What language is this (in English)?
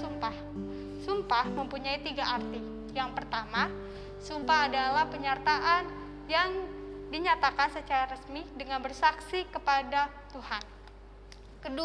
Indonesian